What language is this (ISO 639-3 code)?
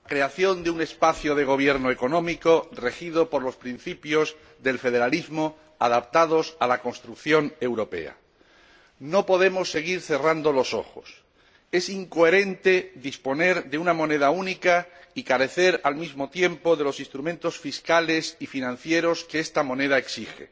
spa